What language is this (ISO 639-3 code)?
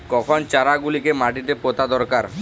ben